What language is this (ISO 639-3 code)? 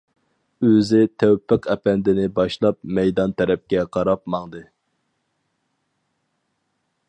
uig